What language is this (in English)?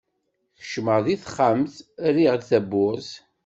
Kabyle